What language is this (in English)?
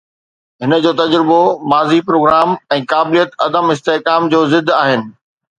Sindhi